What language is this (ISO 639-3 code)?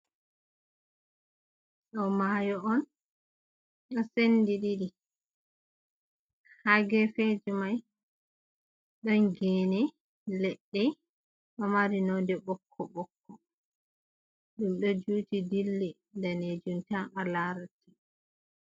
ful